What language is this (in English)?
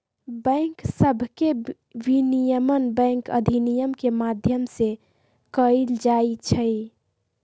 Magahi